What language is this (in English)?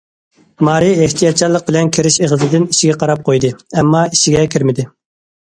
Uyghur